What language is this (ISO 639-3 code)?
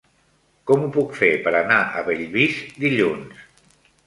cat